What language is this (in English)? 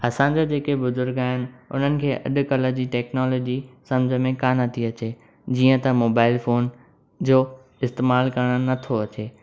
Sindhi